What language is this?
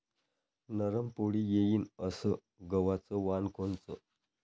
Marathi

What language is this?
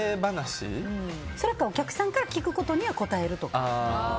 Japanese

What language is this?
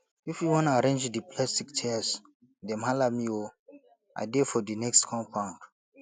Nigerian Pidgin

